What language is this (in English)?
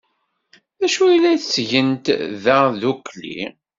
Kabyle